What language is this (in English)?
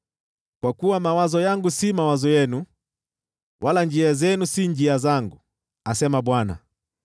Swahili